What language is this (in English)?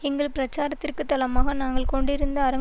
Tamil